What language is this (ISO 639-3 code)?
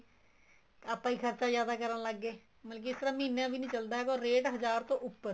pan